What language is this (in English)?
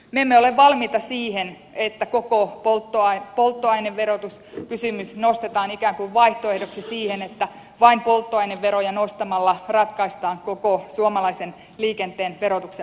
Finnish